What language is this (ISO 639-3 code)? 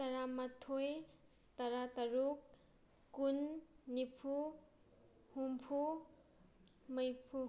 mni